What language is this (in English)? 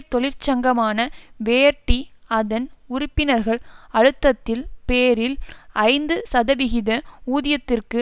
Tamil